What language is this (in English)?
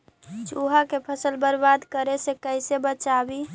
Magahi